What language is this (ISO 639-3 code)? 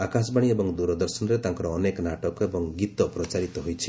ori